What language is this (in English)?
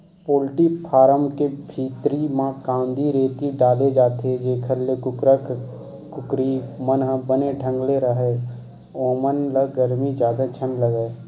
Chhattisgarhi